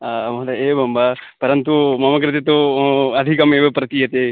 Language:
Sanskrit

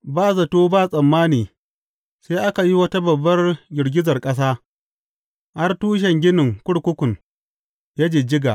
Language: Hausa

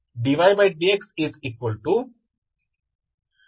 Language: Kannada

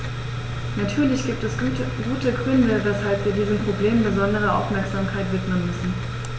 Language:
German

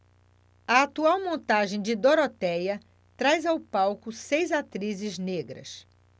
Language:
Portuguese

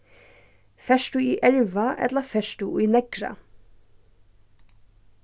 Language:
Faroese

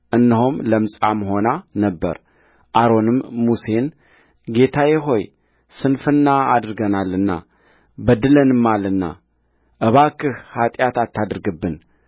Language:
Amharic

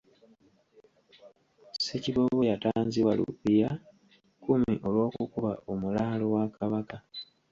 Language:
Ganda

